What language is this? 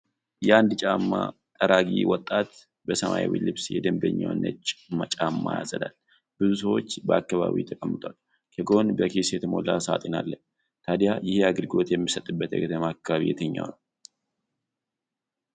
Amharic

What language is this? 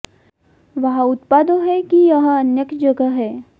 Hindi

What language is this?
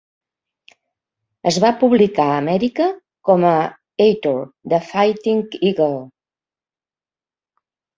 Catalan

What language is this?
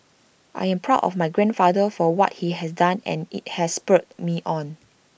English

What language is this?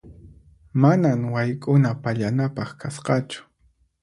Puno Quechua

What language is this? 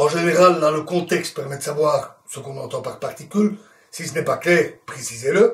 French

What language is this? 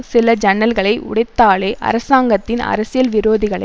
Tamil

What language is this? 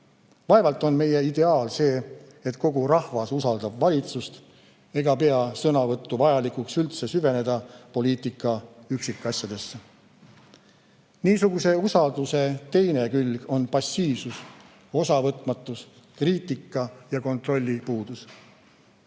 Estonian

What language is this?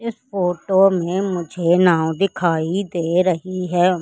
Hindi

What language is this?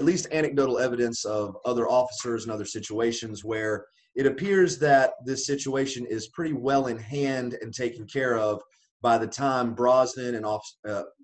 English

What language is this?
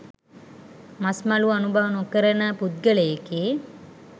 Sinhala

